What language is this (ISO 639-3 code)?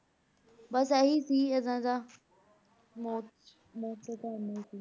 pan